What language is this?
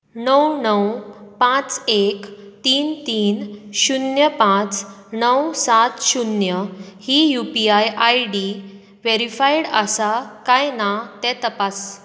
Konkani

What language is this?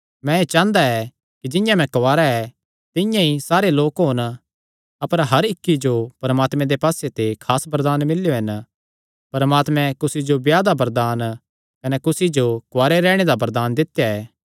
Kangri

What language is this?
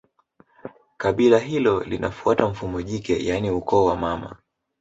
Swahili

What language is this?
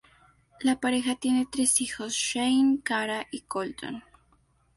Spanish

